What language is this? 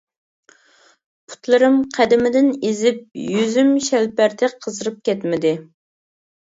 Uyghur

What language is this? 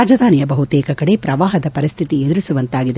Kannada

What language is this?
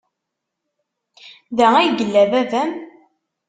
Kabyle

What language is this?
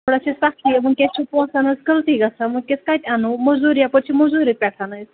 Kashmiri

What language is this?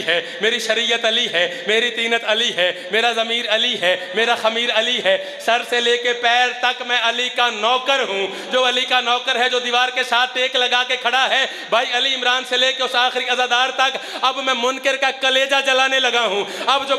Hindi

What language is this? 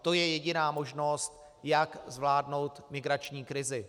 Czech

